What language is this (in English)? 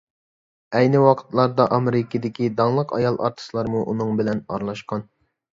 Uyghur